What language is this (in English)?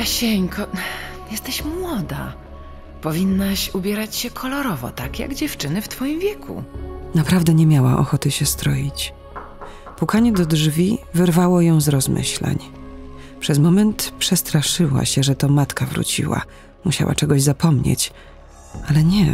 Polish